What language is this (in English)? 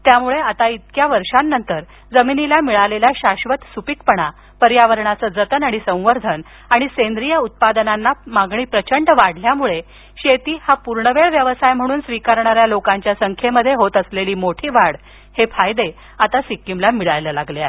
Marathi